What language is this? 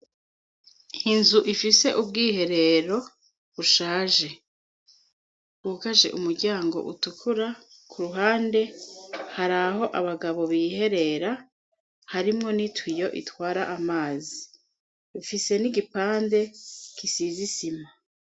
Rundi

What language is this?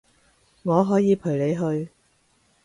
Cantonese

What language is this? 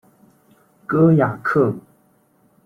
Chinese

